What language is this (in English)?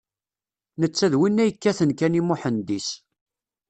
Kabyle